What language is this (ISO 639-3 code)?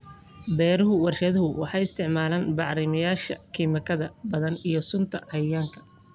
som